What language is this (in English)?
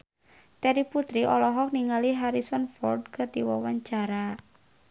Sundanese